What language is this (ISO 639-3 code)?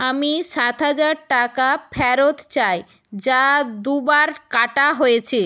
ben